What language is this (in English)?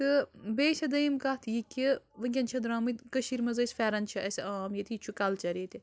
Kashmiri